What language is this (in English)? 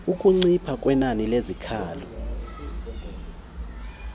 Xhosa